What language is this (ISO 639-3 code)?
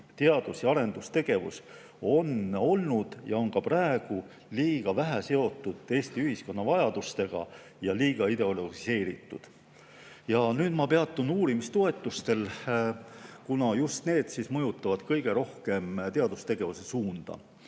est